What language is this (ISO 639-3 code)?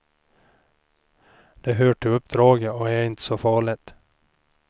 swe